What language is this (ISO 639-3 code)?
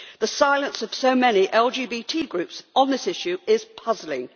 eng